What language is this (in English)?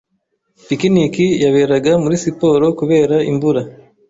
Kinyarwanda